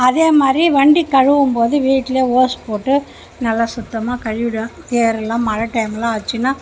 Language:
Tamil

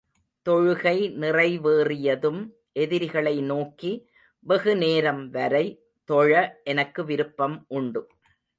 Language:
Tamil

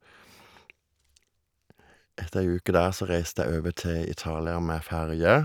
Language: Norwegian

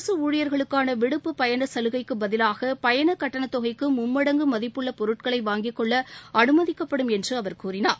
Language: Tamil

